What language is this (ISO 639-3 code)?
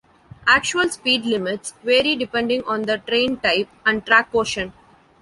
eng